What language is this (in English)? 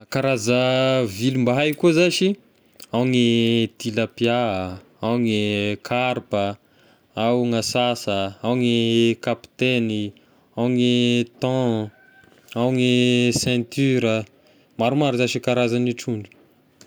Tesaka Malagasy